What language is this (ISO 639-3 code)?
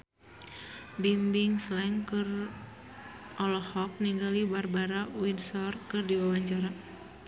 sun